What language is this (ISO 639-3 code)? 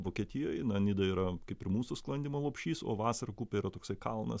lit